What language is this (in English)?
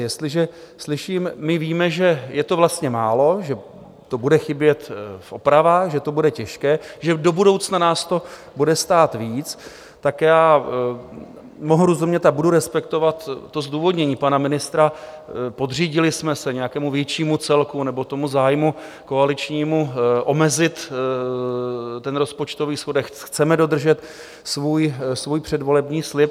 Czech